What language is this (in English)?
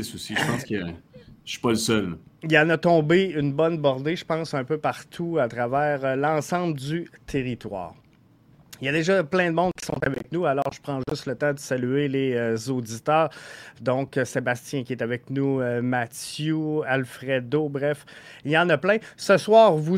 French